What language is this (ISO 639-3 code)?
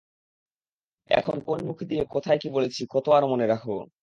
ben